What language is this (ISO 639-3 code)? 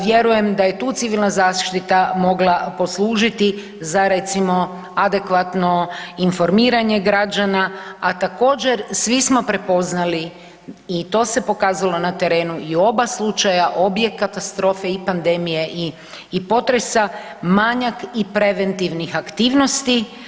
hrv